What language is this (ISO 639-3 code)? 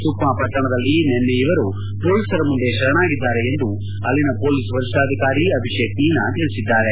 kan